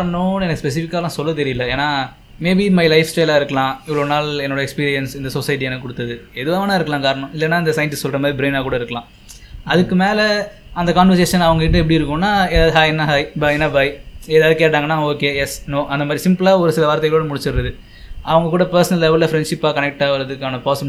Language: Tamil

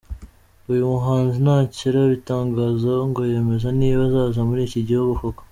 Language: Kinyarwanda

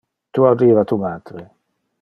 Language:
Interlingua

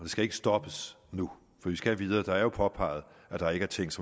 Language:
Danish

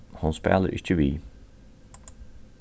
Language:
Faroese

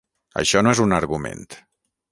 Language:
Catalan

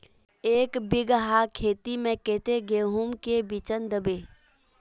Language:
Magahi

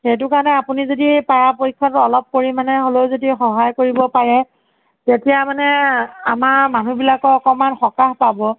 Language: Assamese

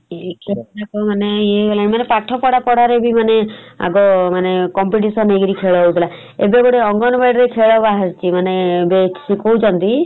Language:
Odia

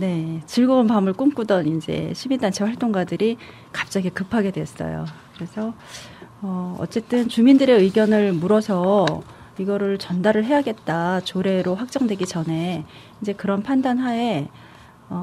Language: Korean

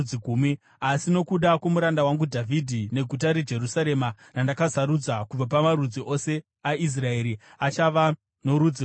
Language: Shona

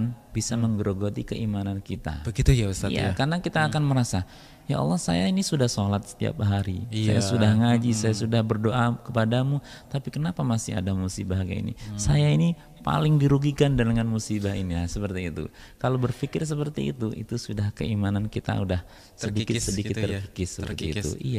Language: Indonesian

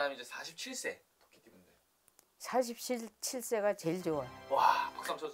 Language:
Korean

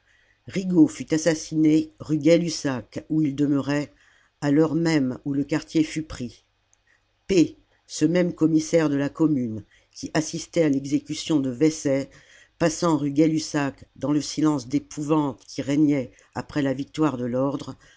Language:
French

